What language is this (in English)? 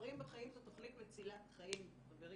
Hebrew